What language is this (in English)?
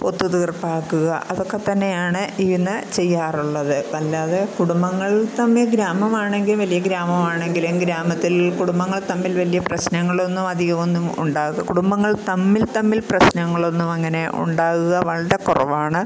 Malayalam